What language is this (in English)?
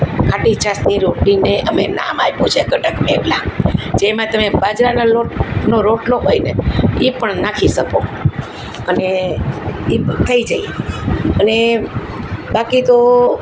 Gujarati